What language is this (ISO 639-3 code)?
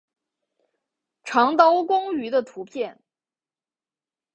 zho